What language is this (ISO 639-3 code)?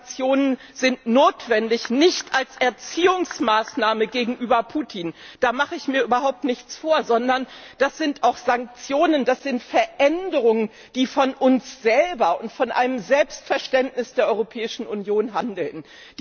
deu